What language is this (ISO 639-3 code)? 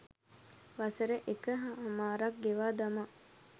sin